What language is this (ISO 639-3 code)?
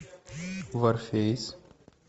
rus